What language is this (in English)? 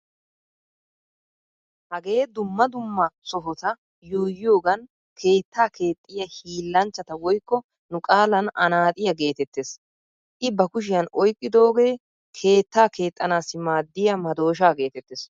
Wolaytta